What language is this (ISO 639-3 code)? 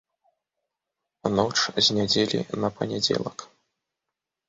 bel